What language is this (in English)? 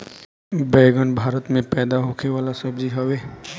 Bhojpuri